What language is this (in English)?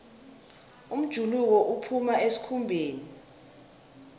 South Ndebele